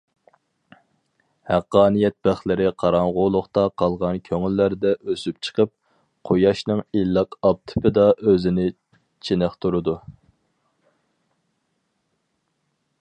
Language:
Uyghur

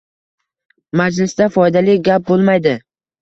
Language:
Uzbek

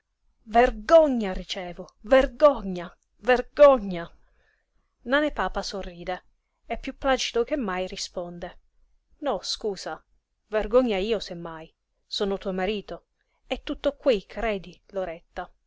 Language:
Italian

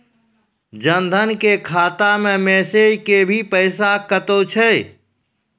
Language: Maithili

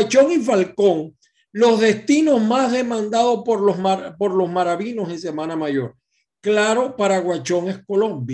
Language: Spanish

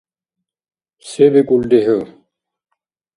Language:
Dargwa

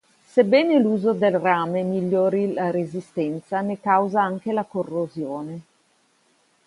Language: Italian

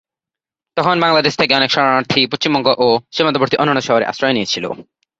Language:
Bangla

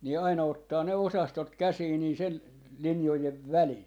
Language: Finnish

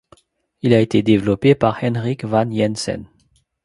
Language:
French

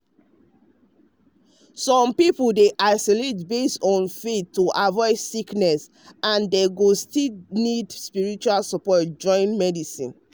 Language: Nigerian Pidgin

